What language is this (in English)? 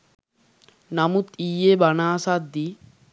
Sinhala